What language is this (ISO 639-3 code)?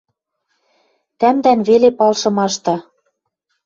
mrj